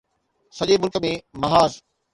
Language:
Sindhi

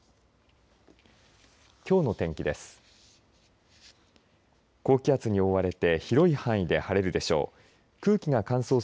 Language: Japanese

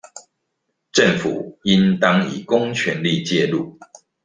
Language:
Chinese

